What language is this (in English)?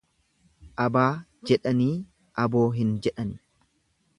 Oromo